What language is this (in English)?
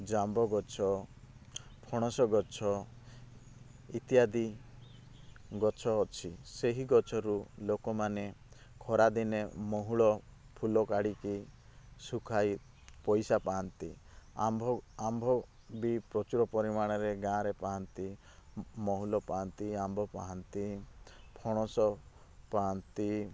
Odia